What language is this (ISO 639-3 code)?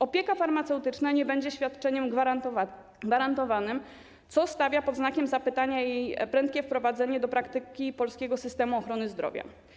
pol